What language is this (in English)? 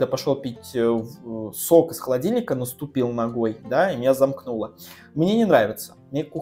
Russian